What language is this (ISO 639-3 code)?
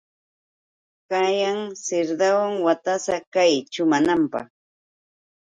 qux